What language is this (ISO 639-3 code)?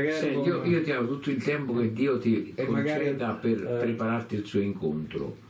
ita